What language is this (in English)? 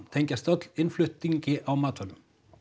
Icelandic